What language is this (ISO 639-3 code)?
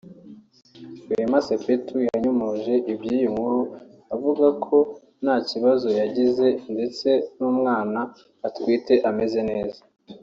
kin